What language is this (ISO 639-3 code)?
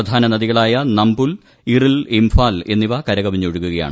mal